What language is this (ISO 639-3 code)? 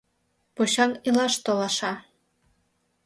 chm